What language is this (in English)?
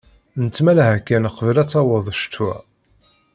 Kabyle